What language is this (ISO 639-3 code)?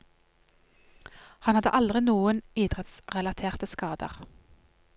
nor